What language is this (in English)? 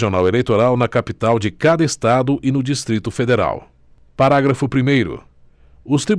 Portuguese